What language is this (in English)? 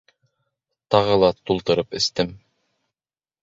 Bashkir